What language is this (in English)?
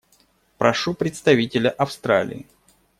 Russian